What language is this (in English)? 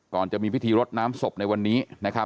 Thai